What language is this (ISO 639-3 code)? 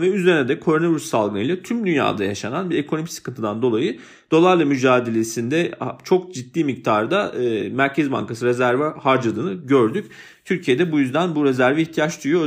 tur